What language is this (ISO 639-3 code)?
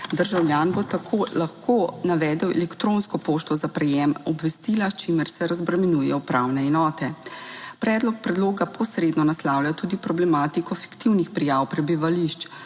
slv